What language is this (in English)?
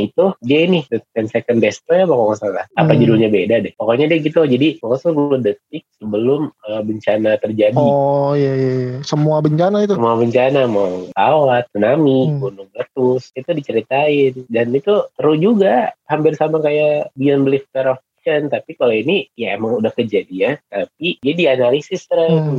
Indonesian